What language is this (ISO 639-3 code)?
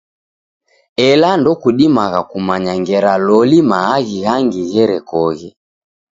dav